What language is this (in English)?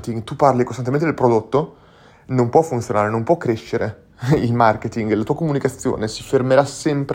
Italian